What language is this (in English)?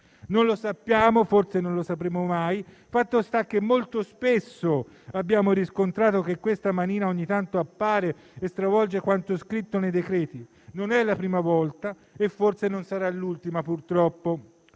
Italian